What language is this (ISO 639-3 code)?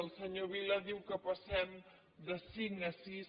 cat